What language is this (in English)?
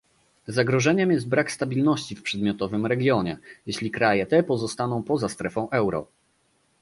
Polish